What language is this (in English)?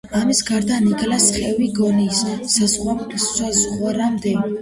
Georgian